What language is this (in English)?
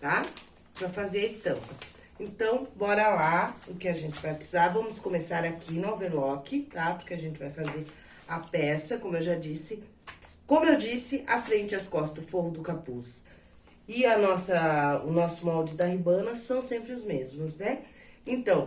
Portuguese